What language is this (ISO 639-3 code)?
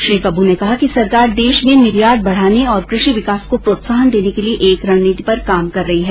hin